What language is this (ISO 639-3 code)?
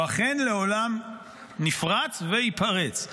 heb